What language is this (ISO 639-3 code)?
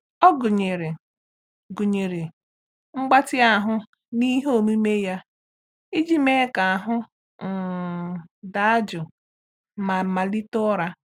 ibo